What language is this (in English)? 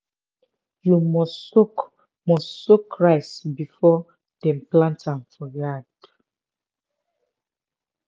Nigerian Pidgin